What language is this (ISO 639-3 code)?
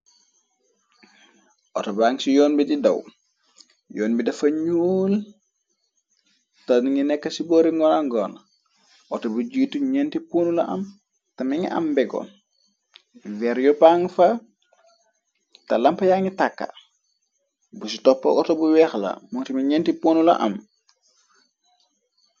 wol